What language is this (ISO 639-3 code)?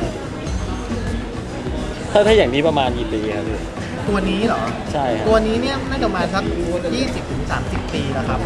tha